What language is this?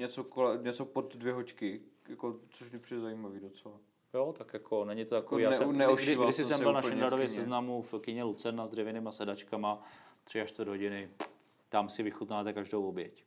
Czech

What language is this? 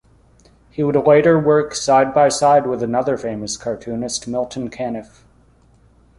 English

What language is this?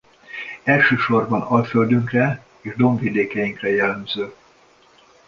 Hungarian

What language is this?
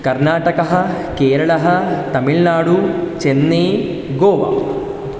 Sanskrit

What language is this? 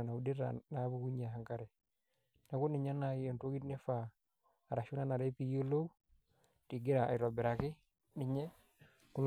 Masai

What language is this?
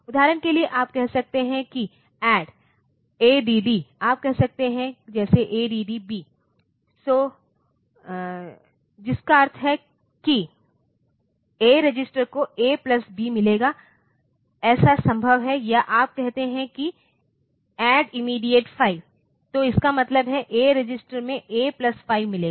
Hindi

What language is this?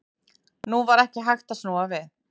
Icelandic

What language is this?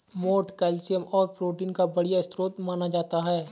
Hindi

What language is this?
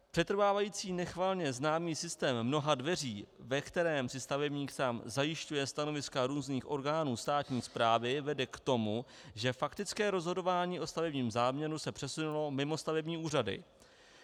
Czech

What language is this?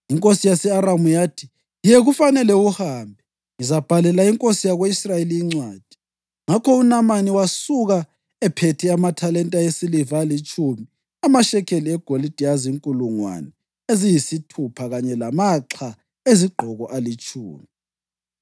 North Ndebele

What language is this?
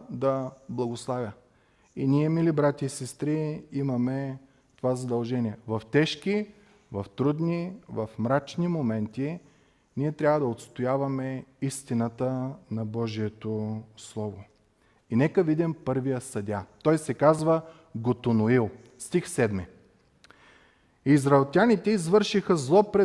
Bulgarian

